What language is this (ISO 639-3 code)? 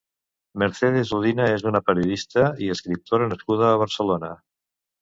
cat